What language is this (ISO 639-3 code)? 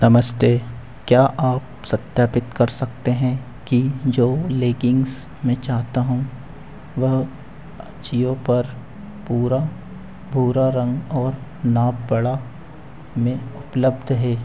hin